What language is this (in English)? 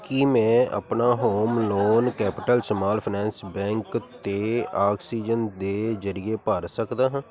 Punjabi